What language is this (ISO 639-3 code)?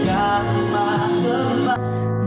ind